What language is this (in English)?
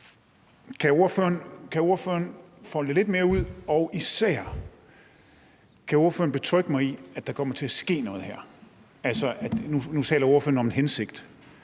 Danish